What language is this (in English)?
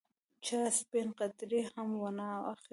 Pashto